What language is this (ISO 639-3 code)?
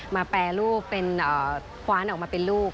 tha